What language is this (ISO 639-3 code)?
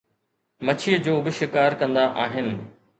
snd